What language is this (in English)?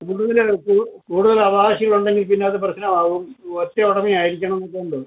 Malayalam